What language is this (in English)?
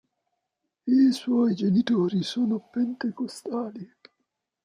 Italian